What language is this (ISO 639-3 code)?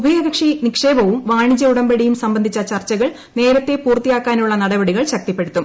mal